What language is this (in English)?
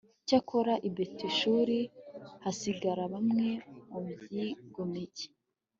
Kinyarwanda